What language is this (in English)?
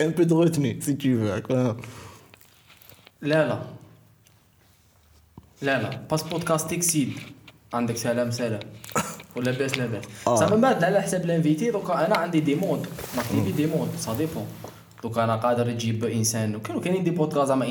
Arabic